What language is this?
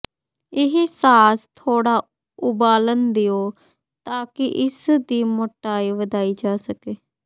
Punjabi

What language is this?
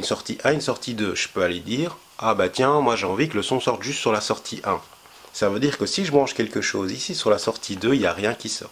French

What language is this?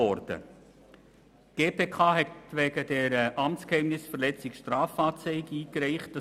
Swiss German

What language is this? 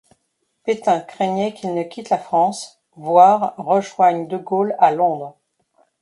French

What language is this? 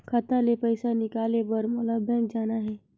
Chhattisgarhi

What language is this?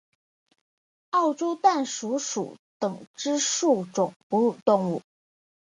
Chinese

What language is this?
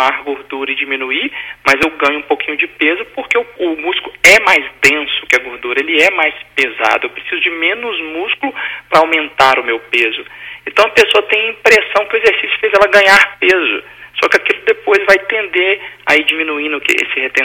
Portuguese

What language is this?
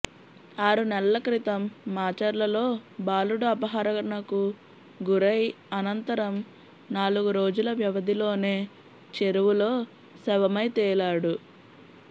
Telugu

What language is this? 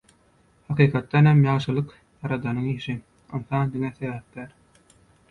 Turkmen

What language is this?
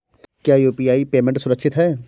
Hindi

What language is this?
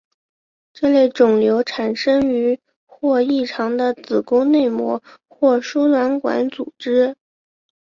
Chinese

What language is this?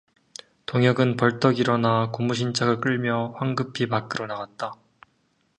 Korean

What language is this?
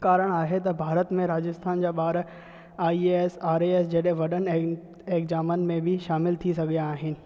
Sindhi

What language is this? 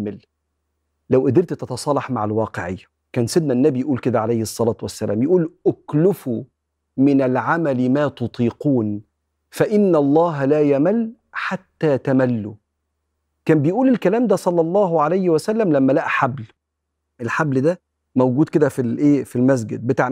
Arabic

